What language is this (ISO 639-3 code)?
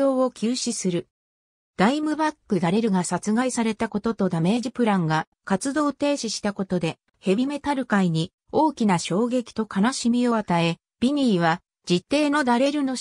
jpn